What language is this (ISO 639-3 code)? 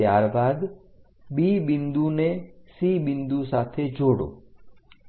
guj